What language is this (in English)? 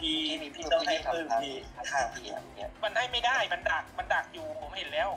Thai